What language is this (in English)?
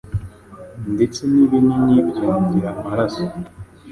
Kinyarwanda